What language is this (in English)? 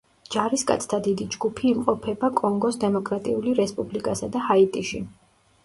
Georgian